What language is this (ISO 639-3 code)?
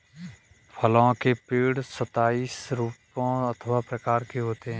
hin